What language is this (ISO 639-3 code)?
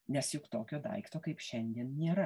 lit